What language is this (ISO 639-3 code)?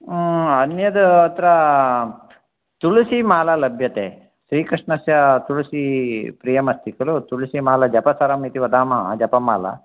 san